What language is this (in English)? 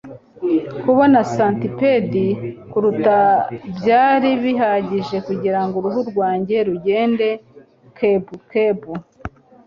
Kinyarwanda